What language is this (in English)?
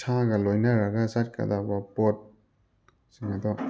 Manipuri